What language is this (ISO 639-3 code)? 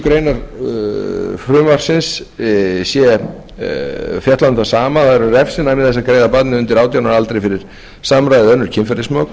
isl